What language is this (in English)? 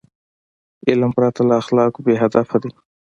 Pashto